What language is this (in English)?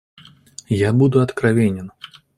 Russian